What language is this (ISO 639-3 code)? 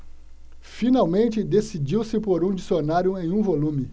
por